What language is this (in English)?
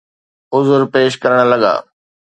Sindhi